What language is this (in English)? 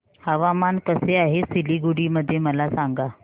Marathi